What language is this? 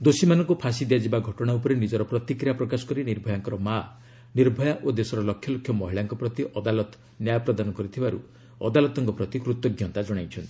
Odia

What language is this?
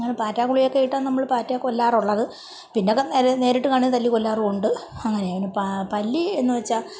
Malayalam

